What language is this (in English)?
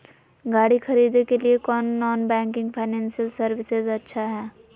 Magahi